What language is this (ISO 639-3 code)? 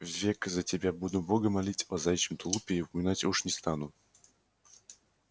rus